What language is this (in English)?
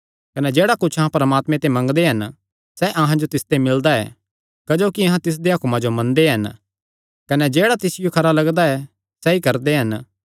Kangri